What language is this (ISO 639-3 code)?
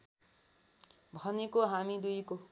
nep